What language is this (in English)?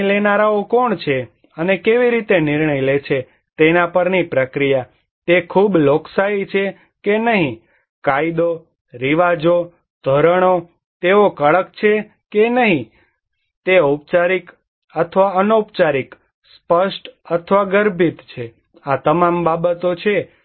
Gujarati